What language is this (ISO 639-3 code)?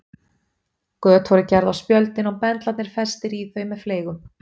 isl